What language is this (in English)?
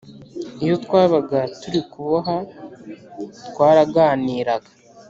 Kinyarwanda